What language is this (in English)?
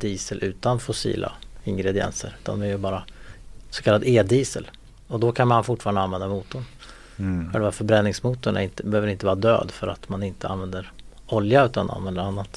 Swedish